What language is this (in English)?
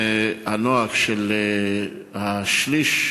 Hebrew